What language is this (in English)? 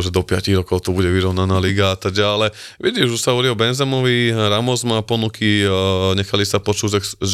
Slovak